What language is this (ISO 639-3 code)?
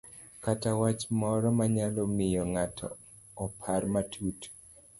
luo